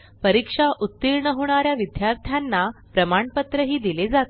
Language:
Marathi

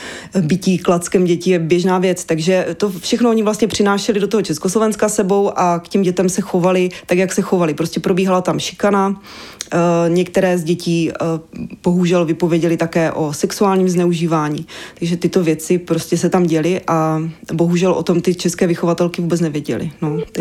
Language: Czech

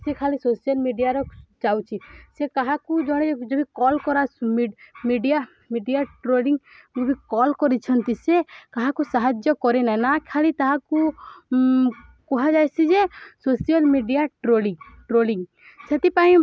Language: Odia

